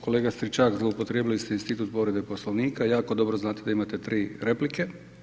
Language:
Croatian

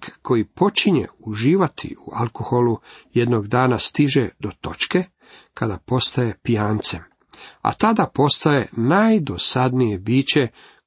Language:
Croatian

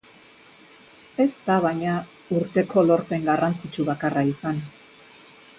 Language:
Basque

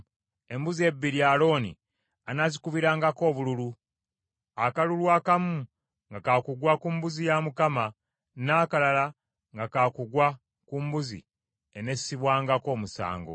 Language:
Ganda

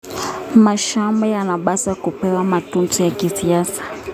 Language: Kalenjin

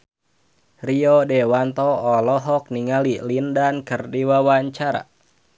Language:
Sundanese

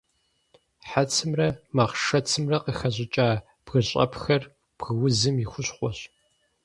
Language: Kabardian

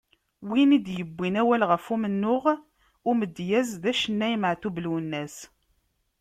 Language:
Kabyle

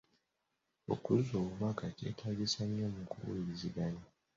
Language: Ganda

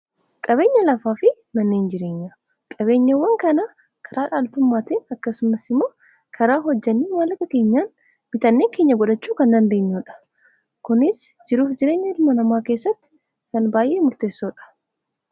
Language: Oromo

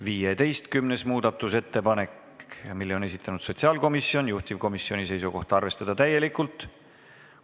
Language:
Estonian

